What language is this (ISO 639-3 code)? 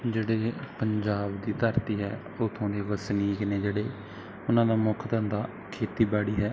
pan